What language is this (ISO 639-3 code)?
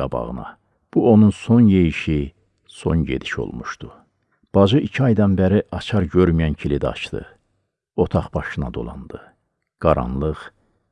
tur